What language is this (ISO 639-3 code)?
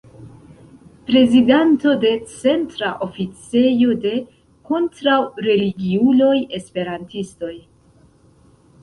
epo